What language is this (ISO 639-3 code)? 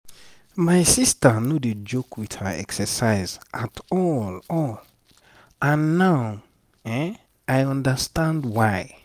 pcm